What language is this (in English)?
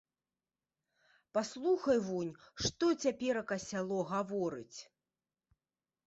Belarusian